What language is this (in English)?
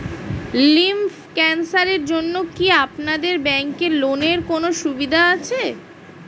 Bangla